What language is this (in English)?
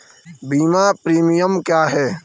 Hindi